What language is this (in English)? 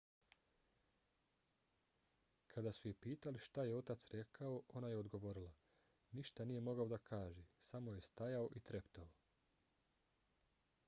Bosnian